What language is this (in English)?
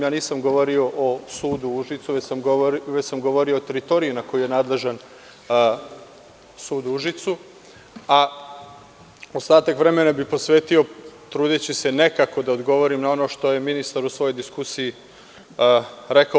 Serbian